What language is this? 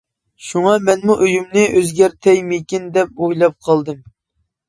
Uyghur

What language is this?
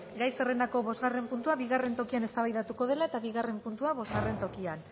Basque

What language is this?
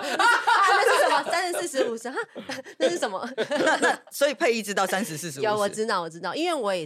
Chinese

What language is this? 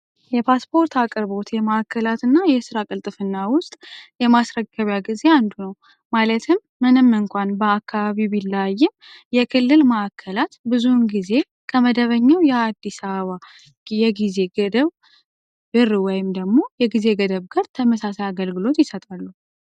Amharic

